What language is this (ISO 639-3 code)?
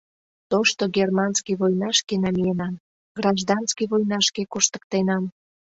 chm